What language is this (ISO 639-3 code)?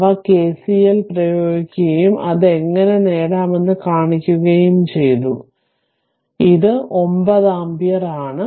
mal